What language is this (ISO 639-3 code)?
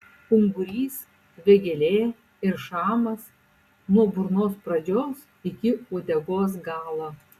lit